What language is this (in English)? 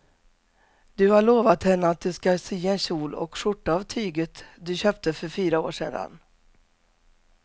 Swedish